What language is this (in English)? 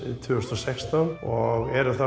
Icelandic